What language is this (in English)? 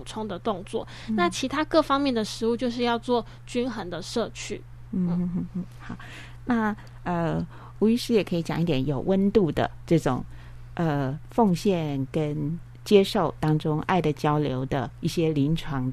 Chinese